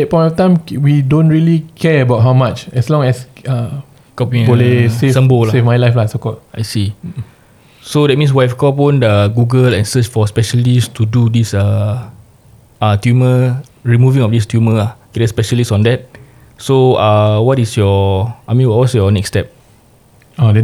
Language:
Malay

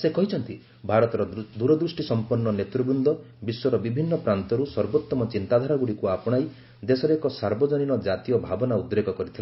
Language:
Odia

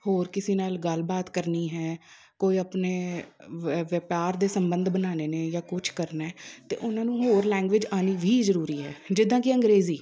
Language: Punjabi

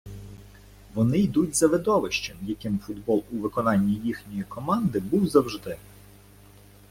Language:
Ukrainian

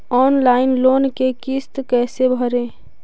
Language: Magahi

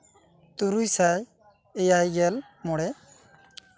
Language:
Santali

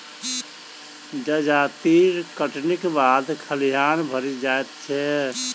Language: Maithili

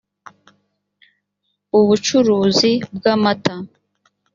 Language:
Kinyarwanda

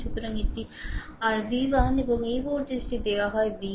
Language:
Bangla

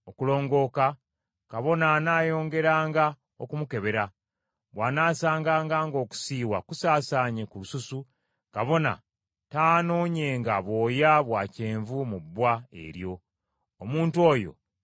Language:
Ganda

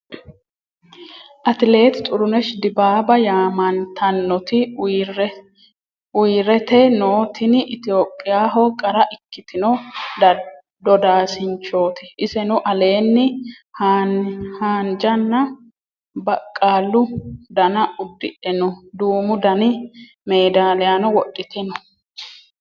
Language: Sidamo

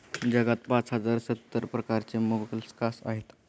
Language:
Marathi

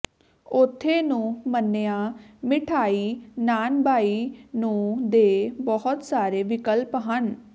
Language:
Punjabi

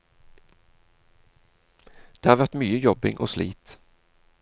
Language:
Norwegian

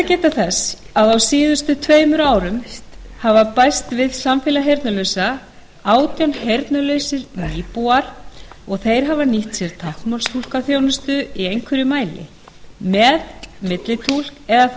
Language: Icelandic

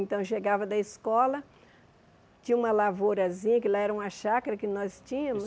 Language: Portuguese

